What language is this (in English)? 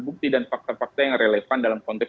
Indonesian